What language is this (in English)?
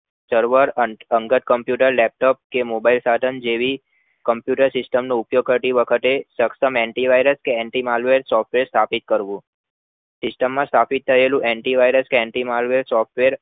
Gujarati